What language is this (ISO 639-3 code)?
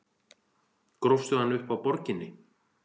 isl